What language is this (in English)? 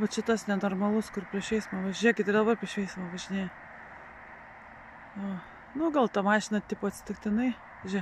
Lithuanian